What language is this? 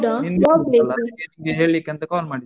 Kannada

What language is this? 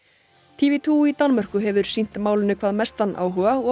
Icelandic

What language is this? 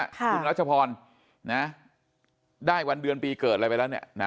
Thai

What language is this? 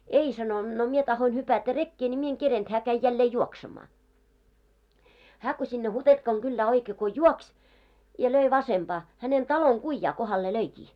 Finnish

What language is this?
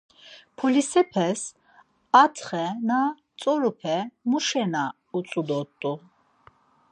Laz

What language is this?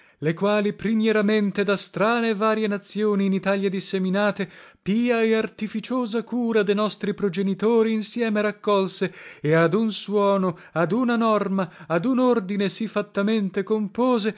Italian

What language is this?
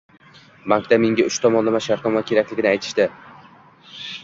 Uzbek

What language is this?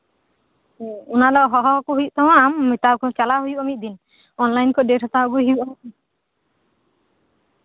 Santali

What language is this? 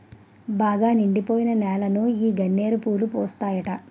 Telugu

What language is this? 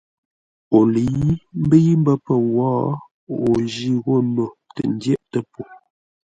Ngombale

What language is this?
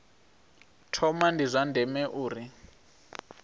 Venda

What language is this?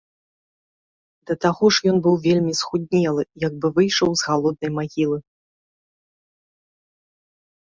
Belarusian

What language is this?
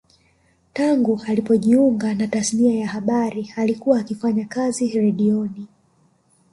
Swahili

